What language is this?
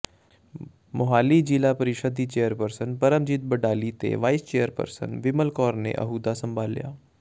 Punjabi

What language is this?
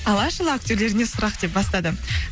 Kazakh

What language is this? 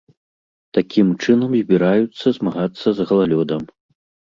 Belarusian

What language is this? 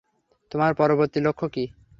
Bangla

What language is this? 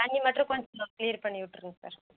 Tamil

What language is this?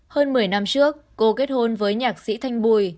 Vietnamese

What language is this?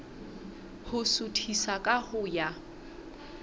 Southern Sotho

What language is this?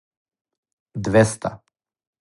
Serbian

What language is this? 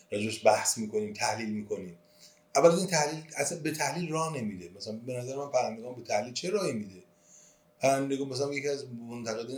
Persian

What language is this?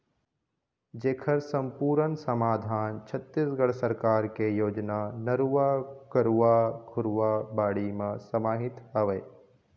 Chhattisgarhi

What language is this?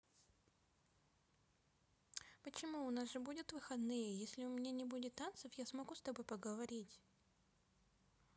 Russian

